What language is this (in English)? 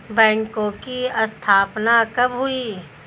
Hindi